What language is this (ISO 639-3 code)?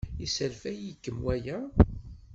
kab